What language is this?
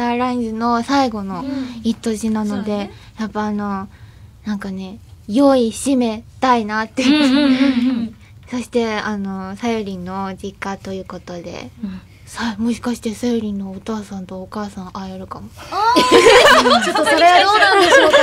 Japanese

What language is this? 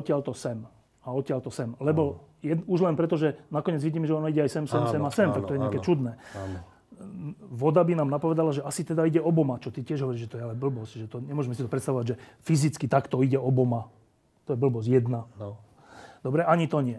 Slovak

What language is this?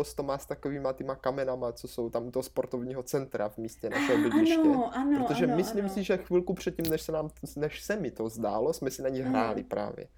Czech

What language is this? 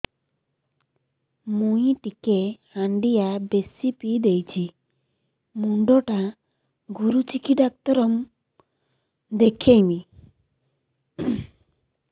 Odia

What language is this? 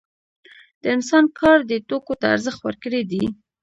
Pashto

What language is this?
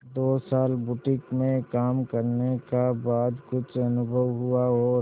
Hindi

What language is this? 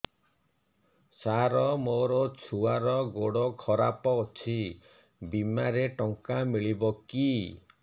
Odia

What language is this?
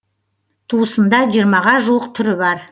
Kazakh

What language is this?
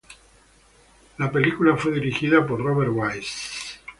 Spanish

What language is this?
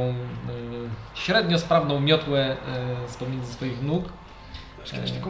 Polish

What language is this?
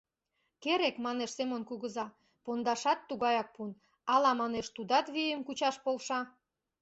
Mari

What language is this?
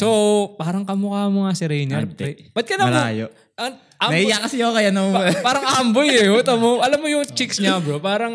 Filipino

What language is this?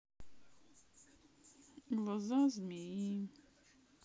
Russian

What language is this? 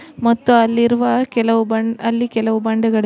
Kannada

